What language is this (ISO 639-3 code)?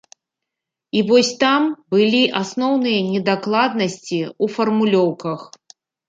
bel